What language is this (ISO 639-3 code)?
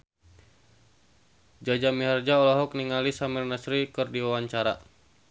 sun